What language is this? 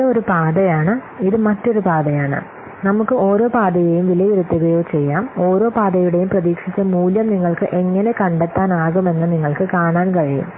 Malayalam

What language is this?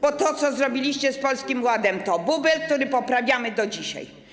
Polish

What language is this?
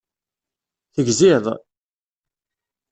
Kabyle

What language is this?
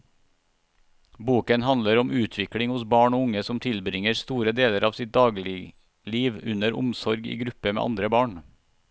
Norwegian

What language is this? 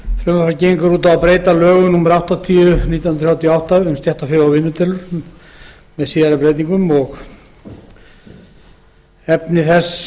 Icelandic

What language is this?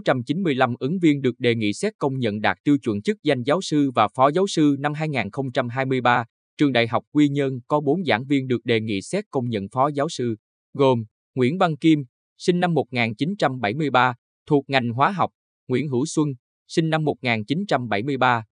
Vietnamese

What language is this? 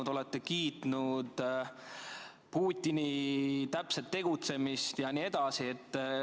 Estonian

